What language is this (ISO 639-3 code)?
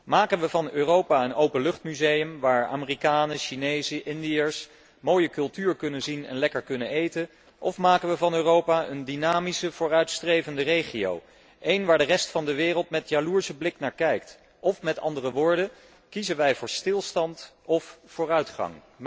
nld